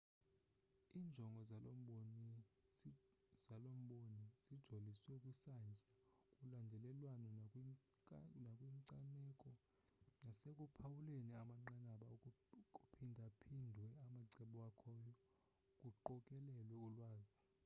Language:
Xhosa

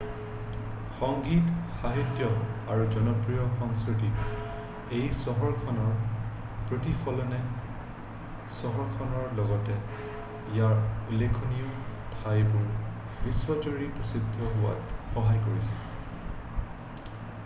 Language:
Assamese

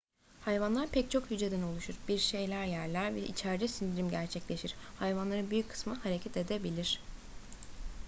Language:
Turkish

